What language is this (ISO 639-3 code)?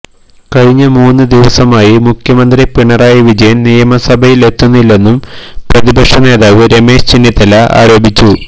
mal